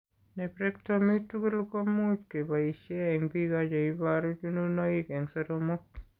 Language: Kalenjin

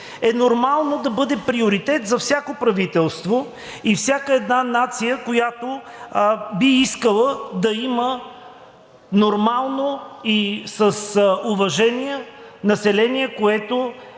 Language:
Bulgarian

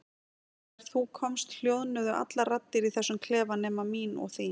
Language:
Icelandic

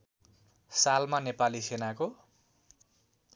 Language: Nepali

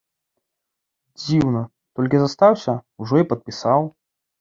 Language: Belarusian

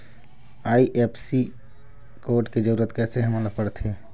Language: Chhattisgarhi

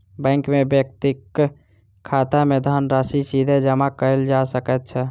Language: Maithili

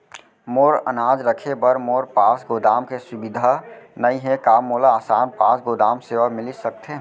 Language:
Chhattisgarhi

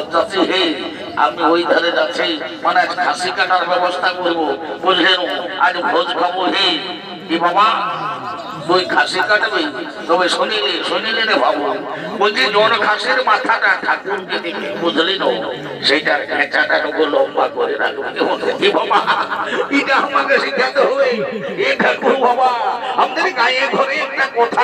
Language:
Arabic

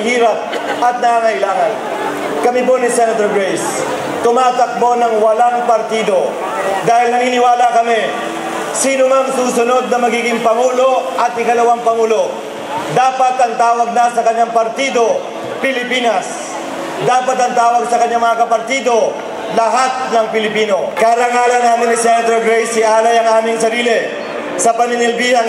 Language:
Filipino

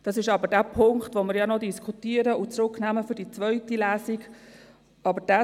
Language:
Swiss German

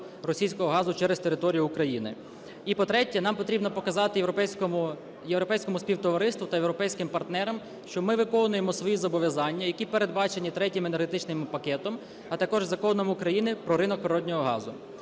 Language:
Ukrainian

